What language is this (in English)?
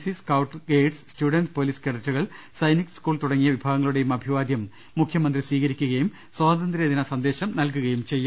Malayalam